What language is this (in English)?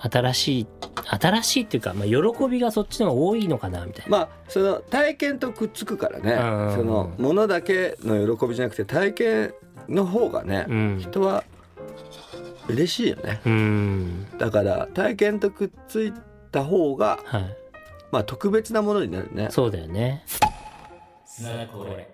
Japanese